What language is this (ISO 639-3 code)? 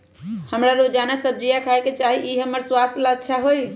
mag